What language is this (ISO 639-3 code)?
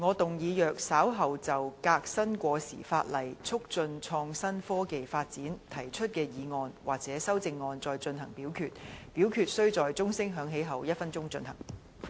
yue